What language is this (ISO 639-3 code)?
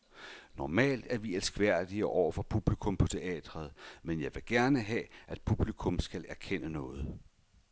dan